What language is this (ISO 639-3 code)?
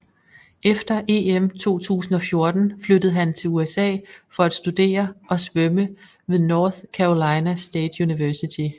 dan